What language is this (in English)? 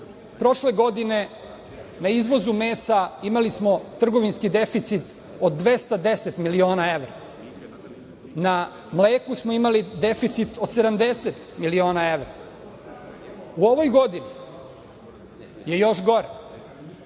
Serbian